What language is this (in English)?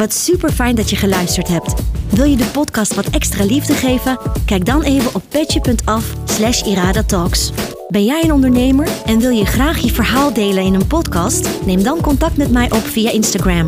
Dutch